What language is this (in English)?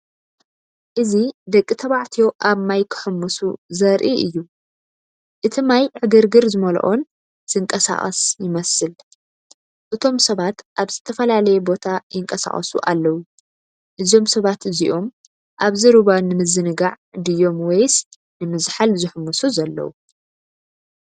Tigrinya